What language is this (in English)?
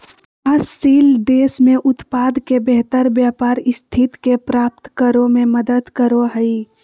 Magahi